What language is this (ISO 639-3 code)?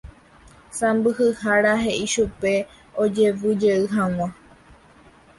grn